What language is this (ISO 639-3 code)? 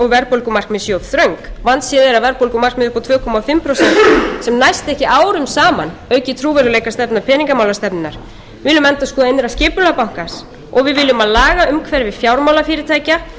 isl